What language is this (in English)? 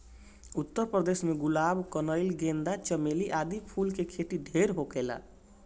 Bhojpuri